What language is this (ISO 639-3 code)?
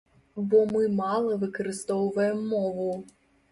bel